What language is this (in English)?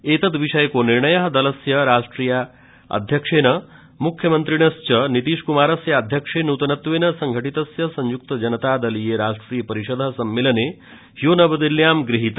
Sanskrit